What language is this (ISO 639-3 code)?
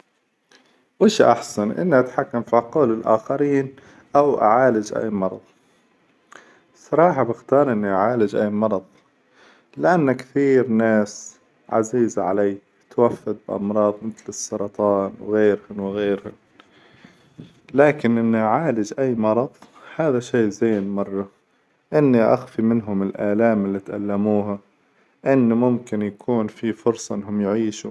acw